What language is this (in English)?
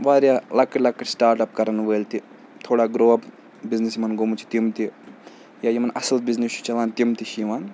Kashmiri